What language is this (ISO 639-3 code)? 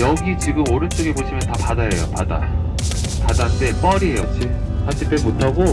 kor